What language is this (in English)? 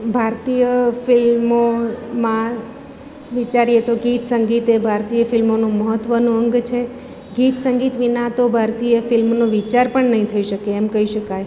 Gujarati